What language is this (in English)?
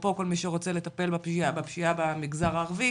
Hebrew